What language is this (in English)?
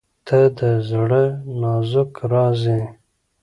Pashto